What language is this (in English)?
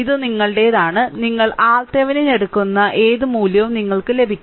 Malayalam